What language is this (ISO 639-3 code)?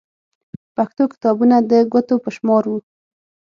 pus